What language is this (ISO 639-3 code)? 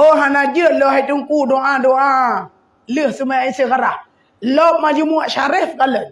msa